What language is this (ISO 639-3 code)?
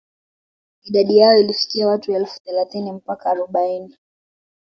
swa